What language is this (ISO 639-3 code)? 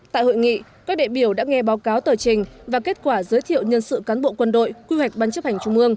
vie